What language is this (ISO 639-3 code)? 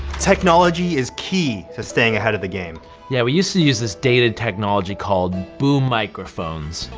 eng